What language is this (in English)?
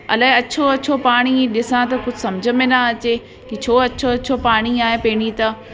Sindhi